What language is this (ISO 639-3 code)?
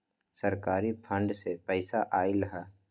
mag